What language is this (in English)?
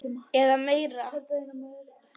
Icelandic